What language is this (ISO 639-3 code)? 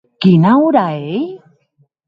oci